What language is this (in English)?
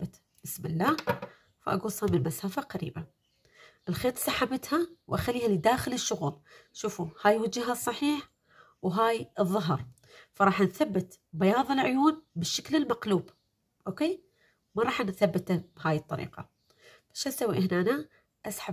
Arabic